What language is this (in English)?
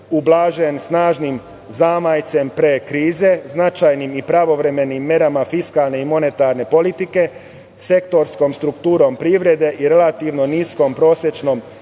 Serbian